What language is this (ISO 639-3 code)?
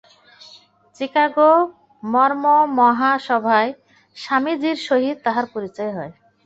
ben